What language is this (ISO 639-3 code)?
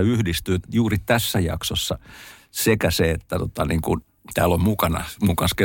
fin